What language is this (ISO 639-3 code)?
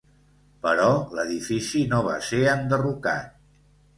cat